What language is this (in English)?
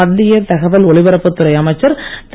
Tamil